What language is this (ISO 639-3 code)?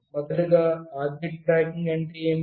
tel